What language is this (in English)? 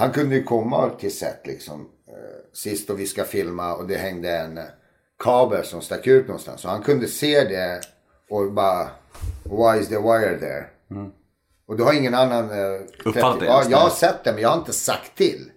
Swedish